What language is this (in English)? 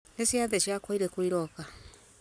Kikuyu